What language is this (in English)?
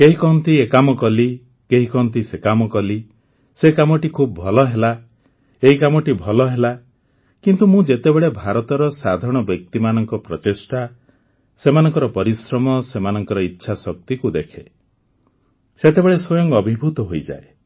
Odia